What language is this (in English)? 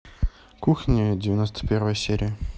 Russian